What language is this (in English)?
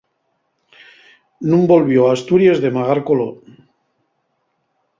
Asturian